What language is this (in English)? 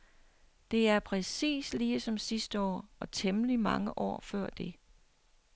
Danish